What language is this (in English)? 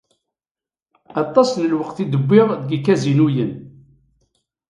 Kabyle